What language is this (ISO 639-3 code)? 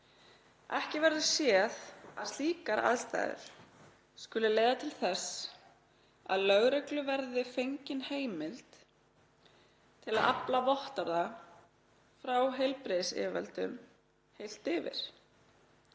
isl